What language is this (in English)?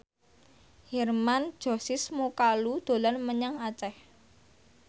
Javanese